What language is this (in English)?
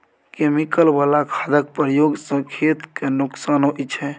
Maithili